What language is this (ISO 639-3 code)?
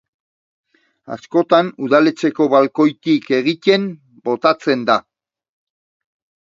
eus